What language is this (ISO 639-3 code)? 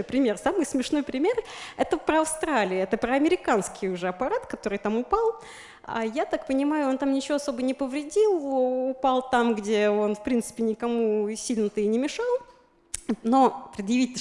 rus